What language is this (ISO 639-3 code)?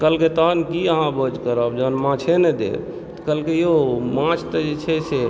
mai